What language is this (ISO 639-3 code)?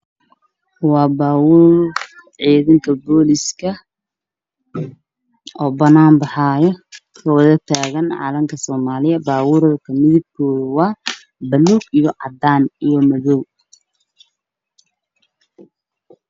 som